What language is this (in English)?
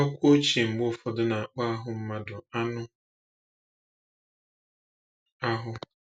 Igbo